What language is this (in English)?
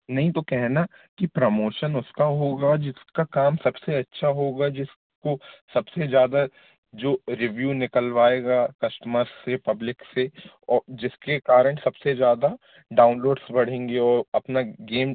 Hindi